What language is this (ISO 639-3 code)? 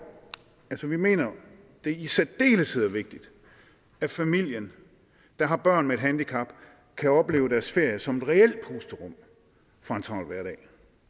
dan